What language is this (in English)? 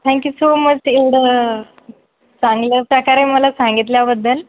Marathi